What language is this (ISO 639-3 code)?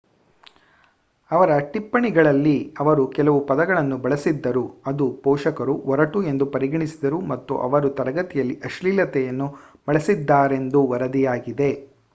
kan